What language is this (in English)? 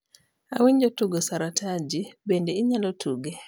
Luo (Kenya and Tanzania)